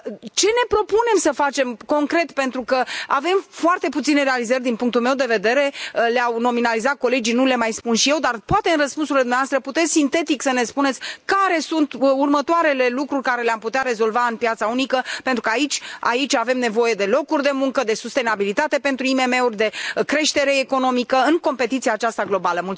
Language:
Romanian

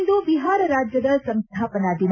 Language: Kannada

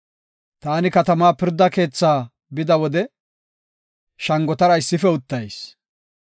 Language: Gofa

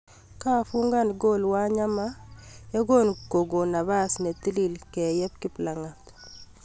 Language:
Kalenjin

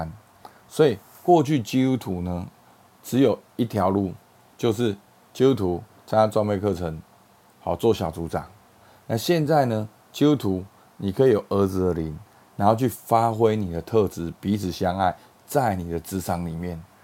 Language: Chinese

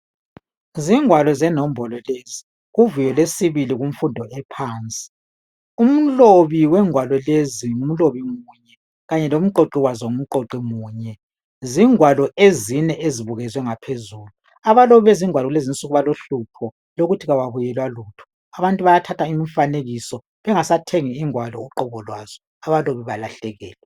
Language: North Ndebele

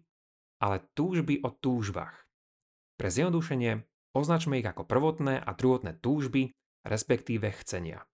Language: Slovak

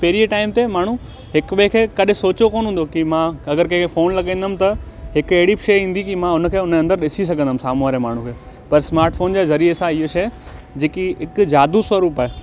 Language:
Sindhi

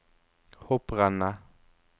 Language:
Norwegian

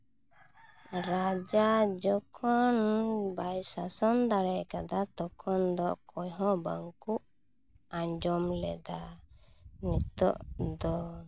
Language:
Santali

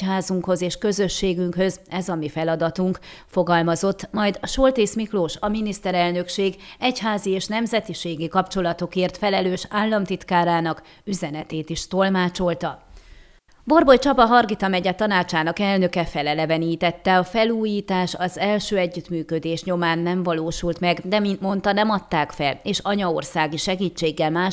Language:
Hungarian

